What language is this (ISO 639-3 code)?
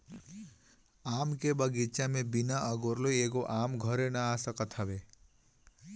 bho